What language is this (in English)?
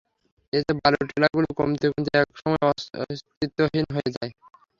Bangla